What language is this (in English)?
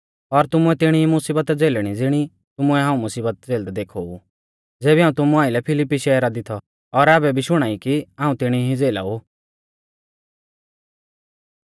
Mahasu Pahari